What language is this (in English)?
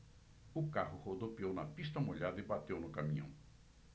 Portuguese